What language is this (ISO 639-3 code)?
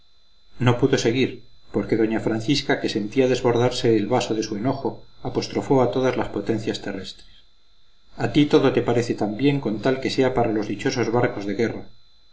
spa